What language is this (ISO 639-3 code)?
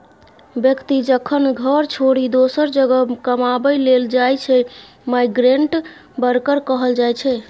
mai